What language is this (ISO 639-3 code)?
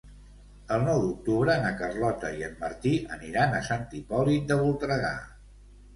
cat